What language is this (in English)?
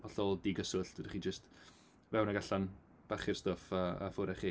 Welsh